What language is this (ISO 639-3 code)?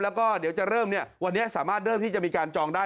tha